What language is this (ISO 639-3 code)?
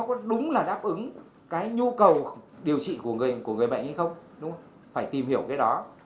vie